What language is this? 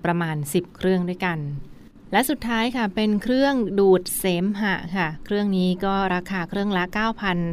Thai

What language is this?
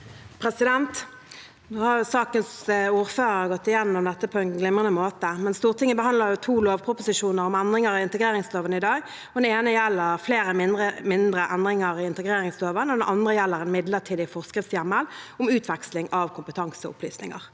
Norwegian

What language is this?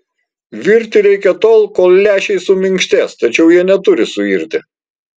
Lithuanian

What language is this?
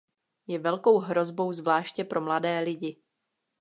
Czech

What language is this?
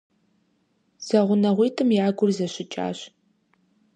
Kabardian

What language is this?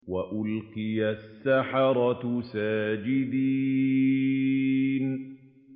Arabic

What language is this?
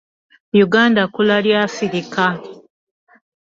Ganda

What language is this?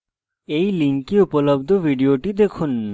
Bangla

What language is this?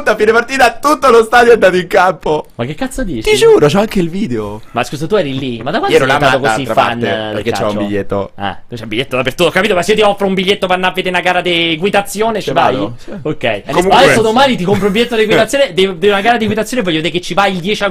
Italian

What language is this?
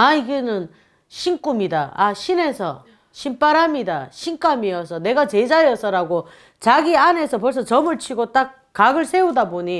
Korean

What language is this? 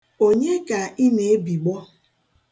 Igbo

